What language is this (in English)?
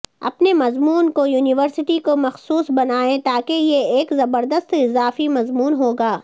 Urdu